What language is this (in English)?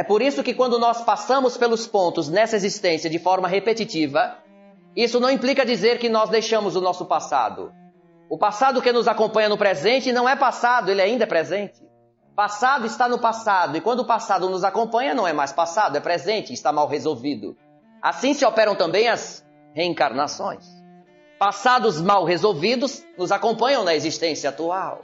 Portuguese